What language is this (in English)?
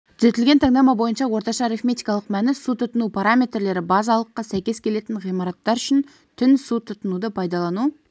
Kazakh